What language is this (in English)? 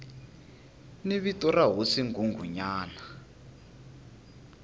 Tsonga